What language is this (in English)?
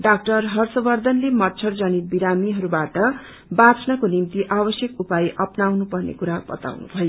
Nepali